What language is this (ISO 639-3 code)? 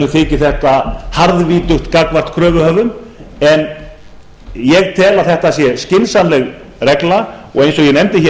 isl